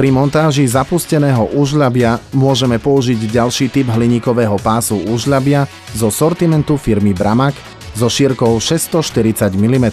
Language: Slovak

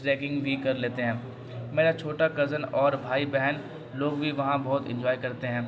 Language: Urdu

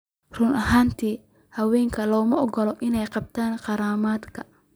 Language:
Somali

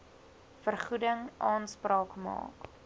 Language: Afrikaans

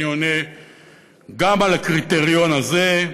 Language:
Hebrew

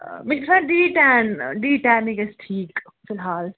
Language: Kashmiri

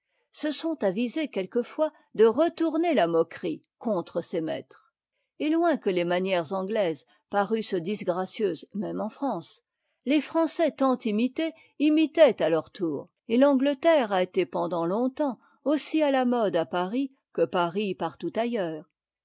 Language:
French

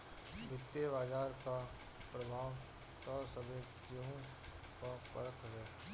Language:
Bhojpuri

